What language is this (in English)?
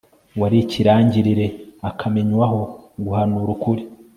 Kinyarwanda